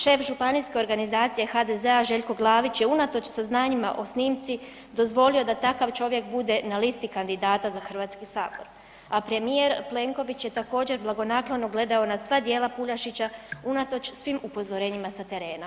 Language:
Croatian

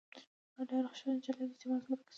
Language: Pashto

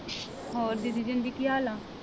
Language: Punjabi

